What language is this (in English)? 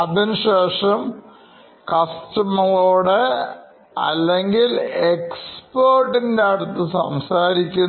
Malayalam